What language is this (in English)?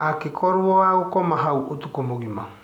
Kikuyu